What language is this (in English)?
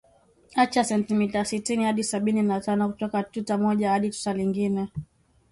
Swahili